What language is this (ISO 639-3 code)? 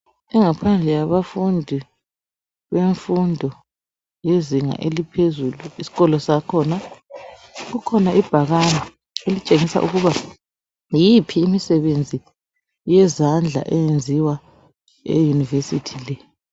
nde